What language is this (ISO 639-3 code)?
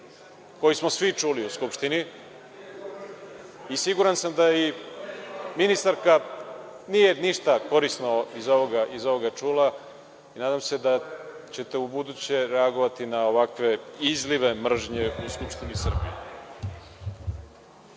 srp